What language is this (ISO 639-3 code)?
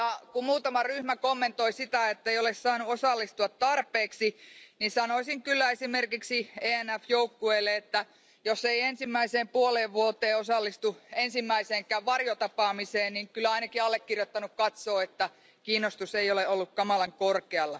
fin